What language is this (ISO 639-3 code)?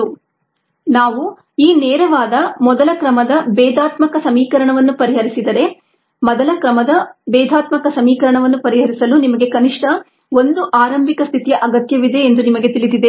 kan